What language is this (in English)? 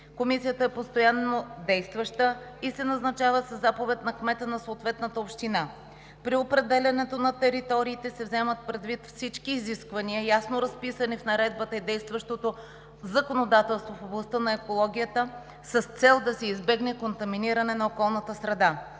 Bulgarian